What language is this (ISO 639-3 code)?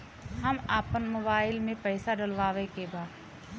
bho